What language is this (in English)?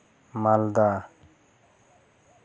Santali